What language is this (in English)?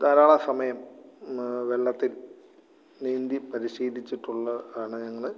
Malayalam